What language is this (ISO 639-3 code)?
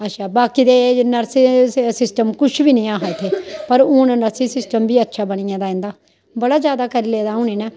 doi